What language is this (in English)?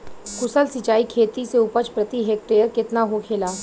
Bhojpuri